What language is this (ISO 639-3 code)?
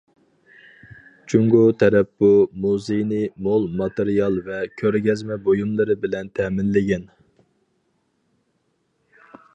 uig